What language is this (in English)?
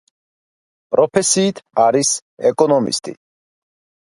Georgian